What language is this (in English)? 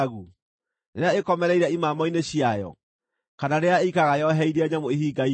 Kikuyu